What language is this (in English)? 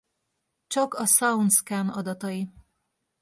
Hungarian